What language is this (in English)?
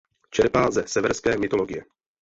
Czech